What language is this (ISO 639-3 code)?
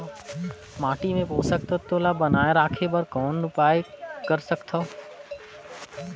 hne